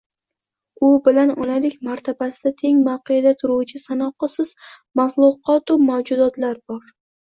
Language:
Uzbek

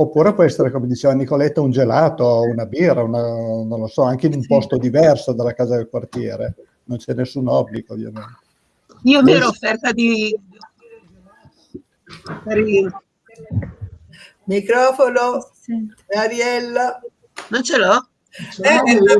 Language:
Italian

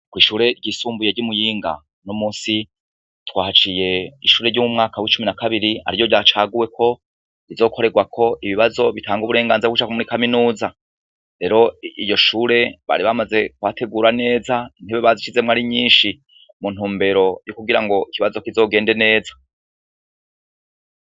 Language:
Rundi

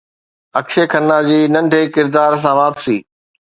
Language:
Sindhi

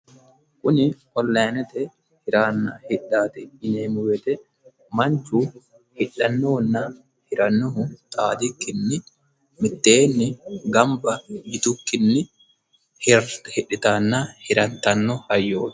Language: Sidamo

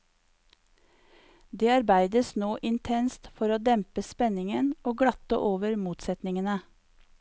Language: Norwegian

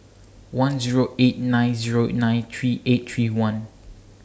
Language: English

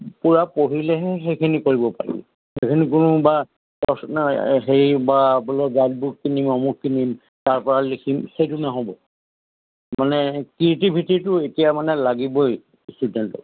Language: Assamese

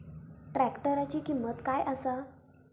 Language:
Marathi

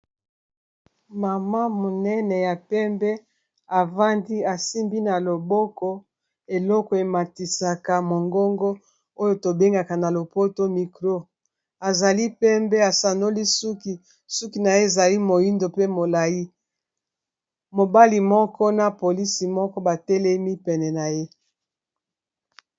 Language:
Lingala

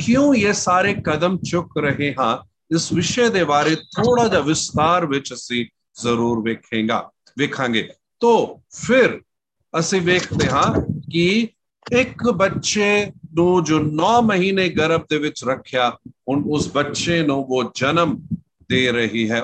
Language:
Hindi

